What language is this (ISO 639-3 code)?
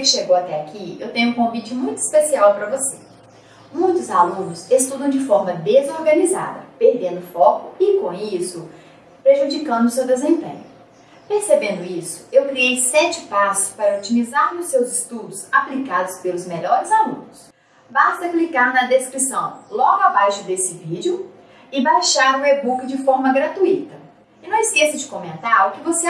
por